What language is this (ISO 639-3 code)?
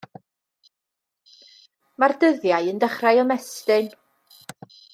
cym